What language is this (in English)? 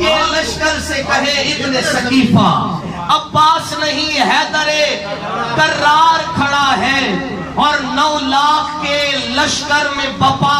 Hindi